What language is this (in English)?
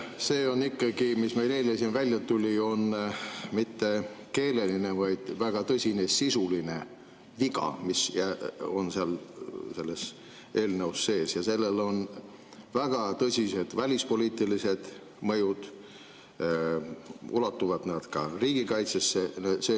Estonian